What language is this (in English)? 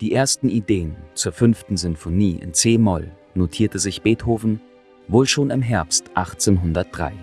German